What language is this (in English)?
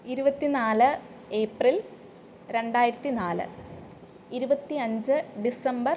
Malayalam